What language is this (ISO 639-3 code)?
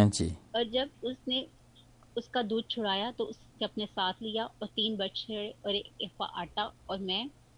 hin